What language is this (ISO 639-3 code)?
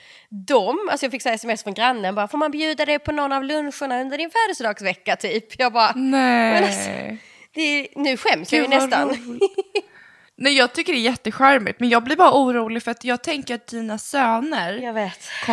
swe